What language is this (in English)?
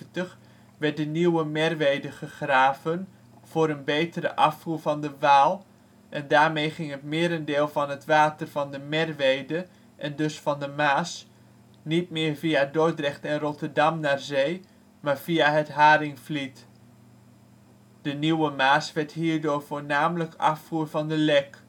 Dutch